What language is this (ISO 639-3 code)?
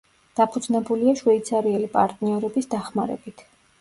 kat